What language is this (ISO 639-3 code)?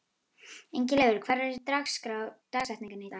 isl